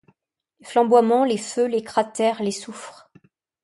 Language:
French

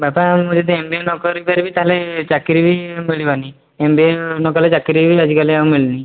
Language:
Odia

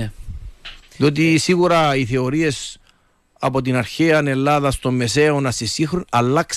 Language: Greek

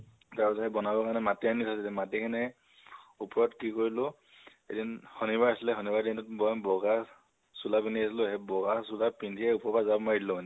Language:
Assamese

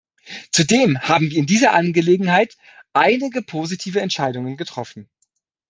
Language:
German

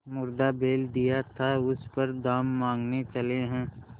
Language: Hindi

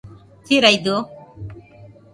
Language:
Nüpode Huitoto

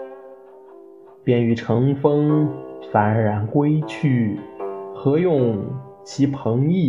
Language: Chinese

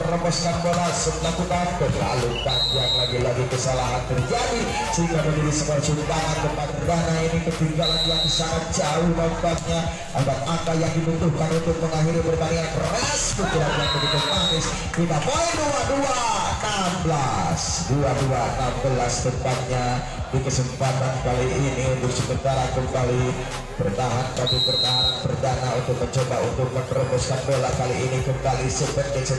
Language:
Indonesian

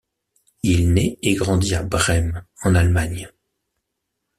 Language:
French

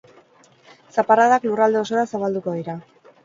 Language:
Basque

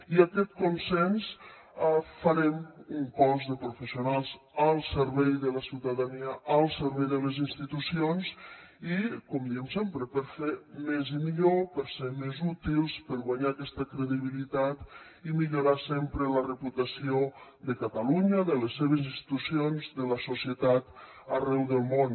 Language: Catalan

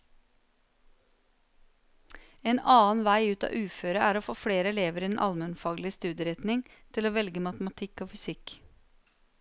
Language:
Norwegian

